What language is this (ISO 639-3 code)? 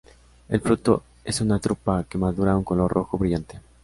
spa